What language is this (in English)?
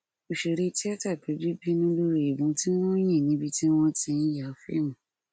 Yoruba